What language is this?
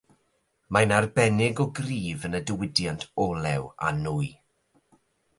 Welsh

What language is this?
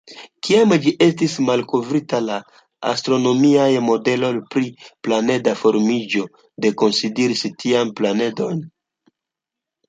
Esperanto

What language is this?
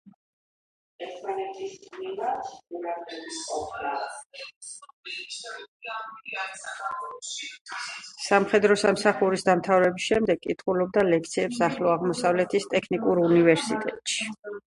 Georgian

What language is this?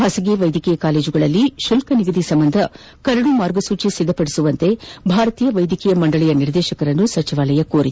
Kannada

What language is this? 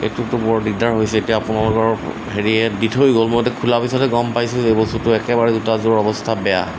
Assamese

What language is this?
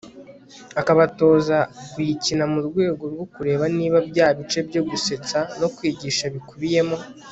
Kinyarwanda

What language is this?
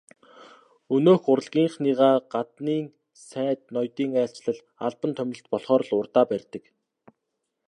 Mongolian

